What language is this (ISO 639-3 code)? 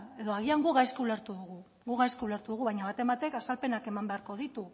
eus